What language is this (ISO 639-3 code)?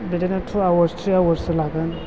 brx